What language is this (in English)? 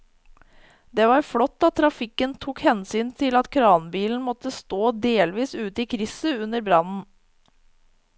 Norwegian